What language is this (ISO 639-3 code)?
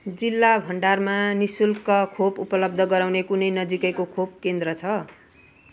nep